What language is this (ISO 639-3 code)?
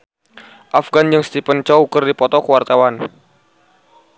sun